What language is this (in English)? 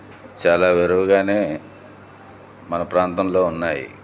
Telugu